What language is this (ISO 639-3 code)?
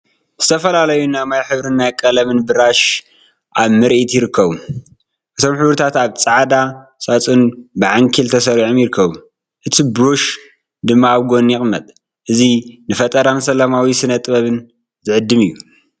tir